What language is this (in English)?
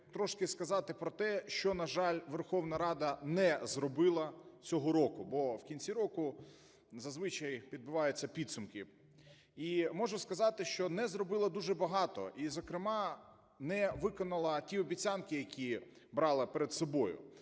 Ukrainian